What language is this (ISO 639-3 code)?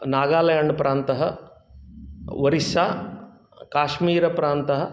san